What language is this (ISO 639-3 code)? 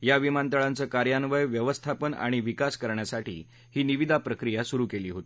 mar